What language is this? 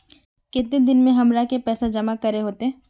Magahi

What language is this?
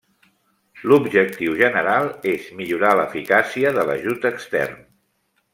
Catalan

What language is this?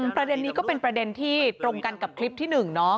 Thai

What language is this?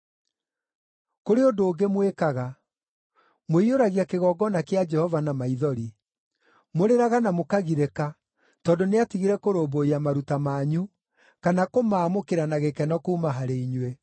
Kikuyu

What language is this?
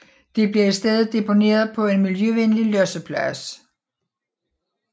Danish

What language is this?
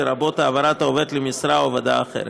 Hebrew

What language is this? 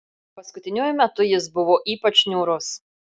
Lithuanian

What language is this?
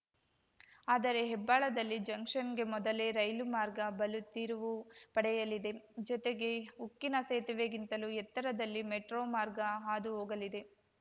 Kannada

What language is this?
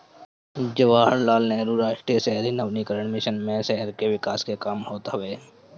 Bhojpuri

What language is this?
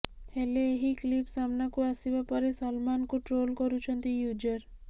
Odia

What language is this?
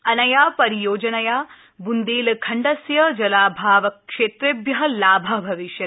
Sanskrit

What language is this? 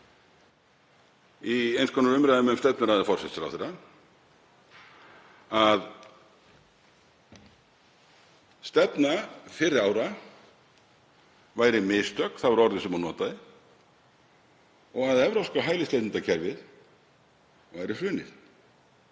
Icelandic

